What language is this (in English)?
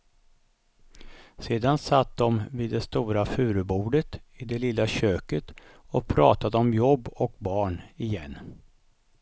Swedish